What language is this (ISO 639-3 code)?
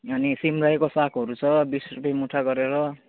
nep